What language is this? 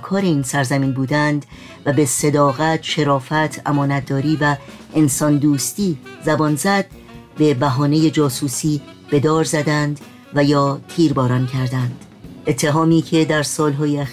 Persian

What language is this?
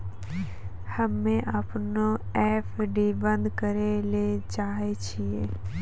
Maithili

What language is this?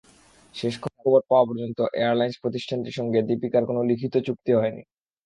Bangla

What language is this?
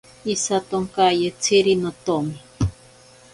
Ashéninka Perené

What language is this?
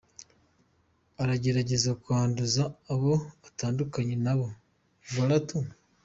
Kinyarwanda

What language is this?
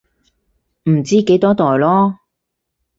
Cantonese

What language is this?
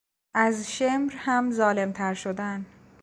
Persian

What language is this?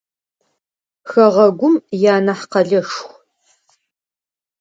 Adyghe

